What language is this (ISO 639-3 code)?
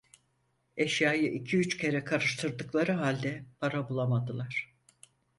tur